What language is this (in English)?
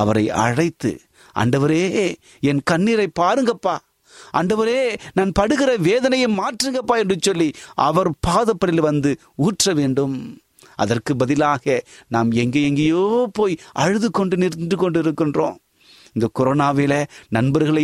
Tamil